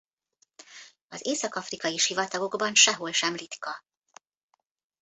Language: Hungarian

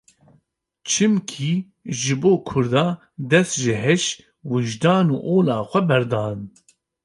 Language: Kurdish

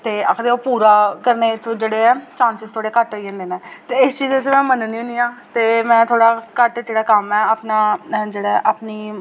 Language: Dogri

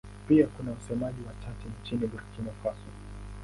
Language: Swahili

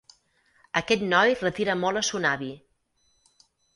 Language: Catalan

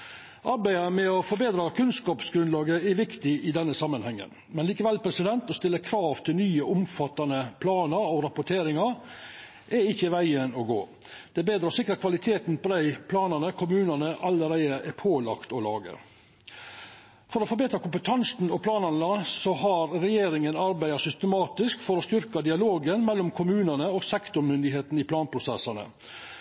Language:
Norwegian Nynorsk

